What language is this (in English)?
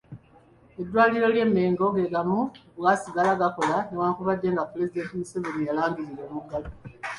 Ganda